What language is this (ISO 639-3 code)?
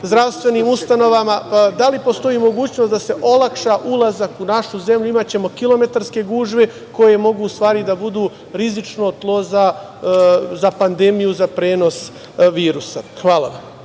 srp